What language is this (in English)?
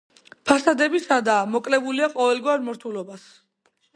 Georgian